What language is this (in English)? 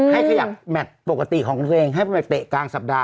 Thai